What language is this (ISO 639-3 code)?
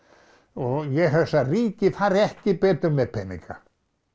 isl